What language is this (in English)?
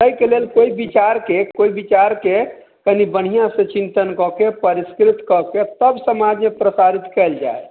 Maithili